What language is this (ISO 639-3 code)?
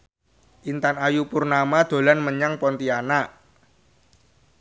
jav